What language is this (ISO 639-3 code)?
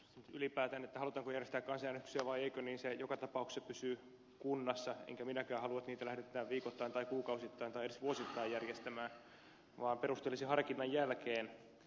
fin